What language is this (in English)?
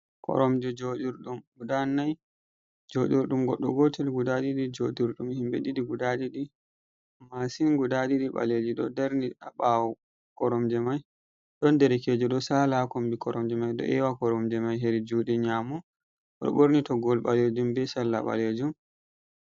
Fula